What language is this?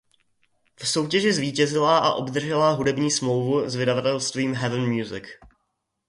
Czech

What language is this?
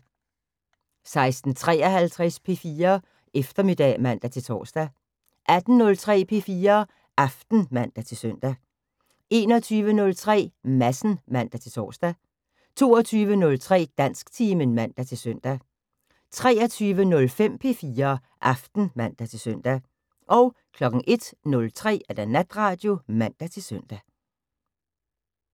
Danish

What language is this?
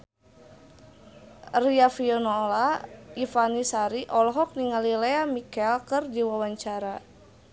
Sundanese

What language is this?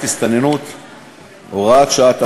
Hebrew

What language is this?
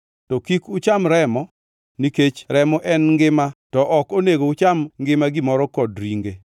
Luo (Kenya and Tanzania)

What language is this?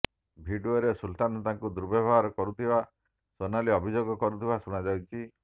Odia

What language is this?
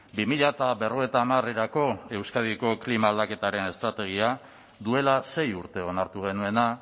Basque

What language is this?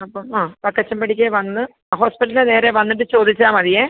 Malayalam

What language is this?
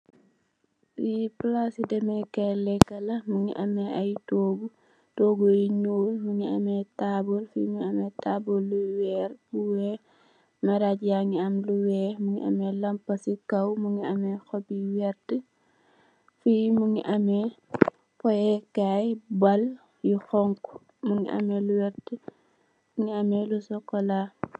Wolof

